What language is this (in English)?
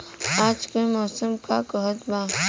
Bhojpuri